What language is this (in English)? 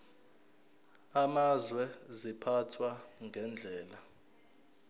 Zulu